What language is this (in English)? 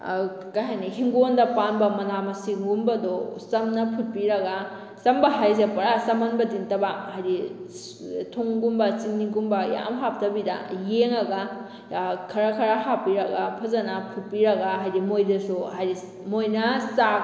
Manipuri